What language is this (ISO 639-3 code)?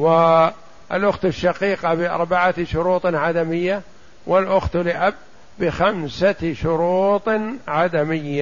ara